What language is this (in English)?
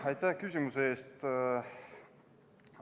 Estonian